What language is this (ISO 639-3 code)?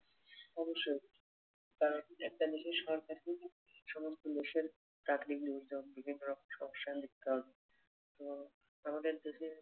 ben